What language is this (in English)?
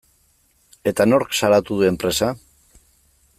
Basque